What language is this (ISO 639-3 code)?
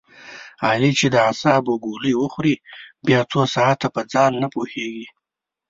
pus